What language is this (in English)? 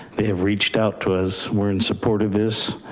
English